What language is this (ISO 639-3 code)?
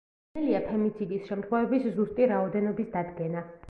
kat